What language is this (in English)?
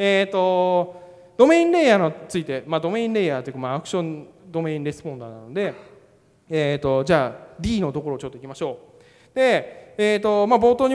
Japanese